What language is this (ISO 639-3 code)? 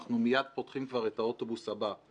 heb